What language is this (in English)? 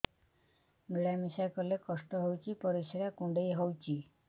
Odia